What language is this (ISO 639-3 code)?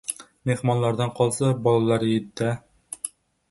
uzb